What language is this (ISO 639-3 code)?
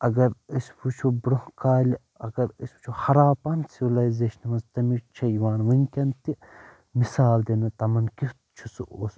kas